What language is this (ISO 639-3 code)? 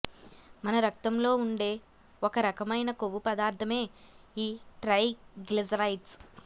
tel